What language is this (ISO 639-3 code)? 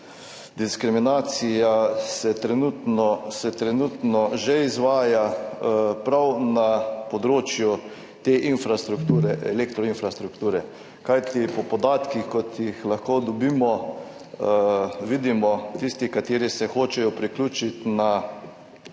slv